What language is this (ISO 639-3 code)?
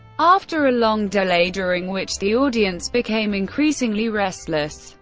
eng